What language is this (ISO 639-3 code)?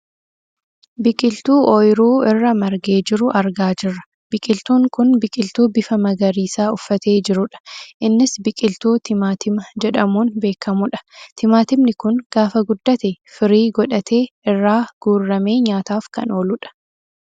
orm